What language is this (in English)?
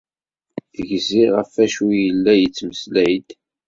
Kabyle